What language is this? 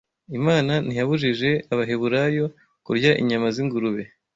Kinyarwanda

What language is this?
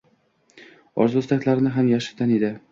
Uzbek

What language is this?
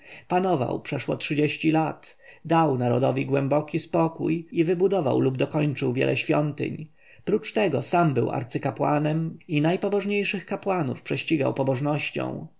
Polish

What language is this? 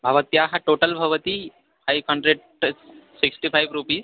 Sanskrit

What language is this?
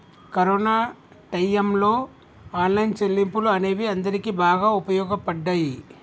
Telugu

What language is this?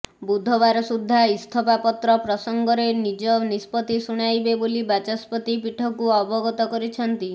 Odia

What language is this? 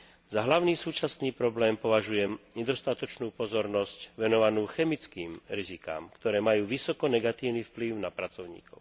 Slovak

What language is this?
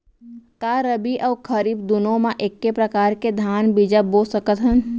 Chhattisgarhi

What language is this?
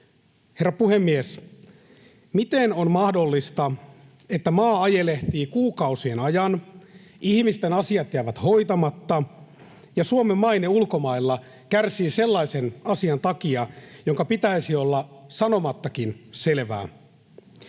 Finnish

